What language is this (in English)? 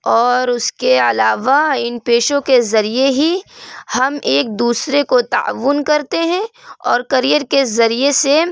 Urdu